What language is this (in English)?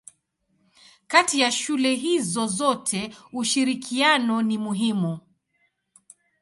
Swahili